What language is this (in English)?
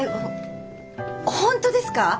Japanese